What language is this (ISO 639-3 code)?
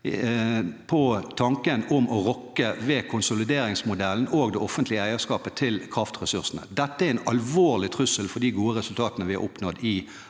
nor